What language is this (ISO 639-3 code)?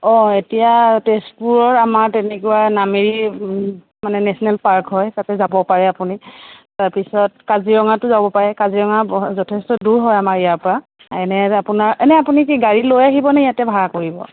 asm